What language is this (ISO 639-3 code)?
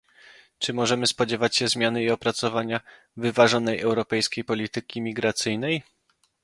pol